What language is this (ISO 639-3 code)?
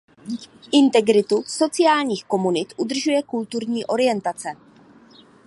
ces